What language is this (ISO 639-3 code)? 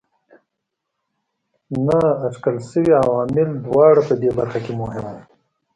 pus